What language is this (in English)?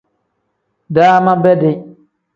Tem